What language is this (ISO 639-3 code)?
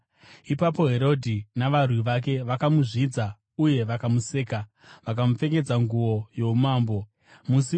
sna